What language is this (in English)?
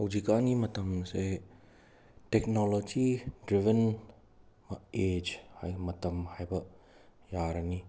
Manipuri